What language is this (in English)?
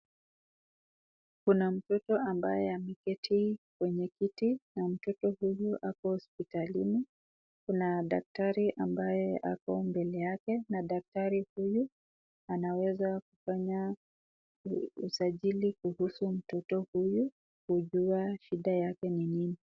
Swahili